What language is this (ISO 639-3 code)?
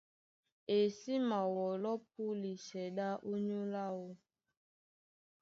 dua